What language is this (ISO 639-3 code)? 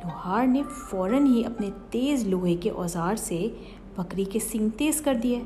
urd